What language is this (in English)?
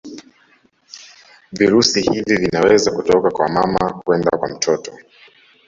Swahili